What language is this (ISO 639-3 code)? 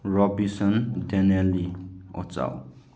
mni